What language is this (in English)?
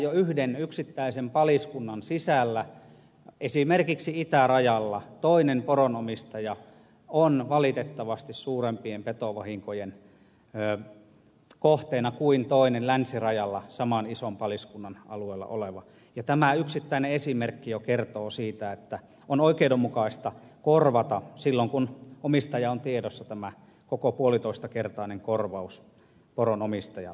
Finnish